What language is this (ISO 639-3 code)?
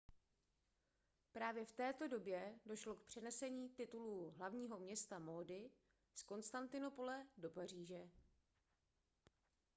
ces